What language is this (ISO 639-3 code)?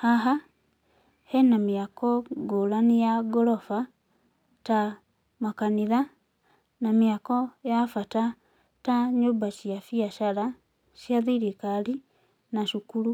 kik